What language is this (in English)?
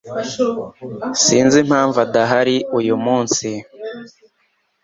Kinyarwanda